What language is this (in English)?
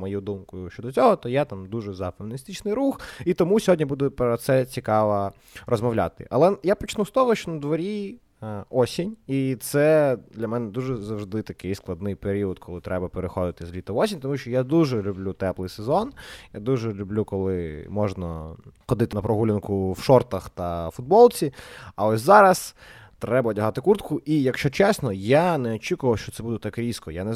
Ukrainian